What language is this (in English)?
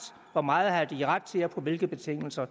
Danish